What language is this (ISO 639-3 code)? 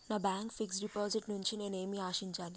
tel